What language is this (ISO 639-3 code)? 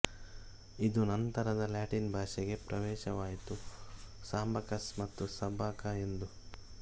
kan